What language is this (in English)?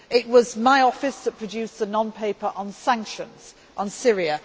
English